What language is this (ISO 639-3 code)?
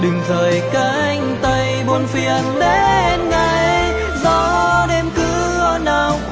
vie